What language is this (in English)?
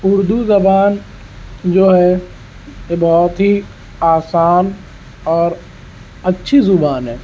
Urdu